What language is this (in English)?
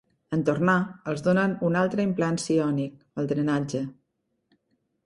Catalan